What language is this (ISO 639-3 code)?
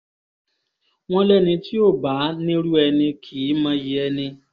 yor